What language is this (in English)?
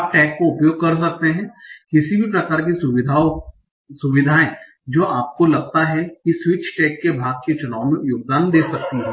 Hindi